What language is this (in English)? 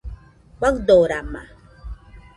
Nüpode Huitoto